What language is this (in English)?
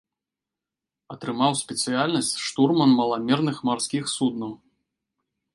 Belarusian